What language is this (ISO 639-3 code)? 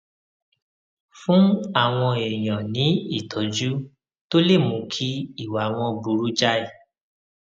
yor